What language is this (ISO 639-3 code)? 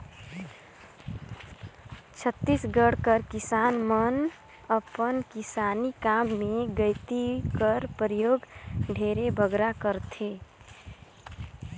hne